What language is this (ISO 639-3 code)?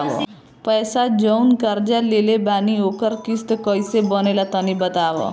bho